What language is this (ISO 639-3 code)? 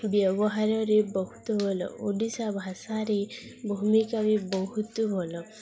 ori